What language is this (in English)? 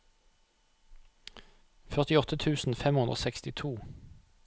Norwegian